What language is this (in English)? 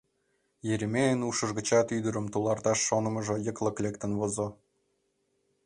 Mari